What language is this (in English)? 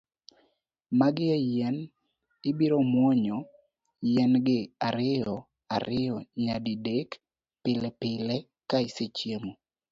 Luo (Kenya and Tanzania)